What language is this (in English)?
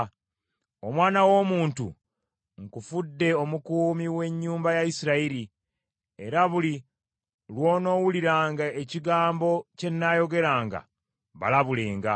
Ganda